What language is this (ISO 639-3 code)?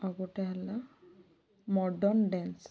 ori